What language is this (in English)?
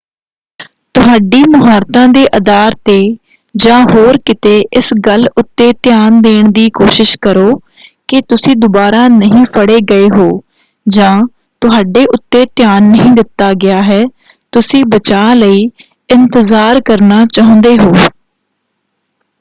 Punjabi